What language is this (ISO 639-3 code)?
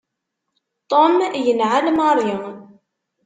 kab